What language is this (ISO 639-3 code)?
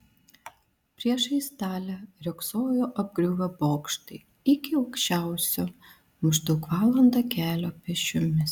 lit